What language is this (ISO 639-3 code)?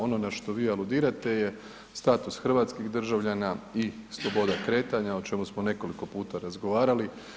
hrv